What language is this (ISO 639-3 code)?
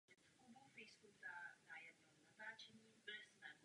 ces